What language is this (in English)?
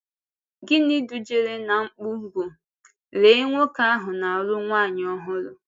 Igbo